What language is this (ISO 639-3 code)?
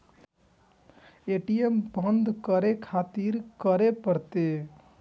mai